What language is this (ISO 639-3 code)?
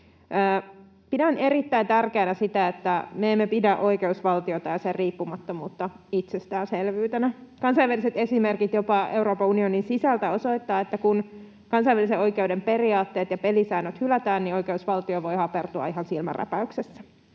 fin